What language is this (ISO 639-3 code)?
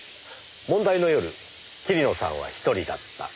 jpn